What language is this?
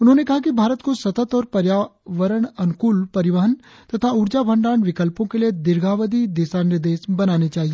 Hindi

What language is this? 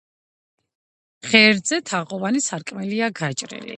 Georgian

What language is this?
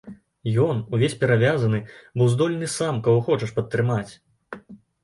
Belarusian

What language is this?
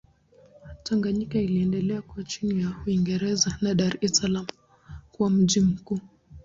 Swahili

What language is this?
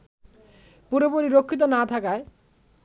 Bangla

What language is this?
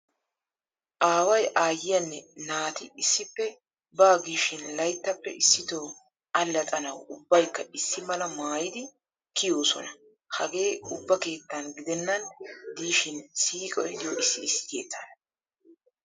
Wolaytta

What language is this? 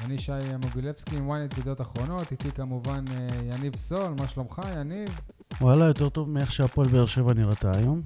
Hebrew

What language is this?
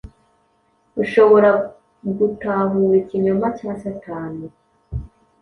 Kinyarwanda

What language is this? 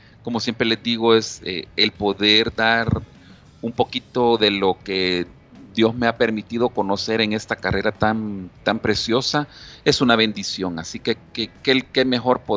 Spanish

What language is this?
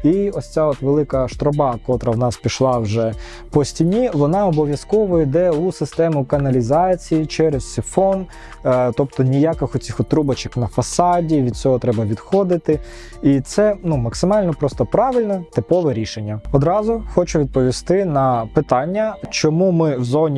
Ukrainian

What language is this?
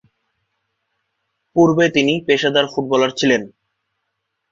Bangla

